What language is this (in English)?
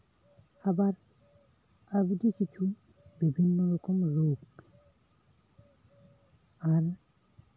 Santali